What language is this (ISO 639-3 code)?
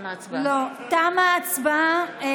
heb